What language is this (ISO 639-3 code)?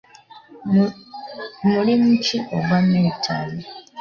lug